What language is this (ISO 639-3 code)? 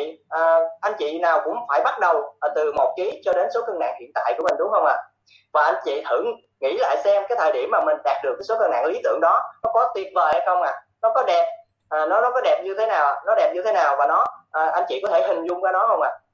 vie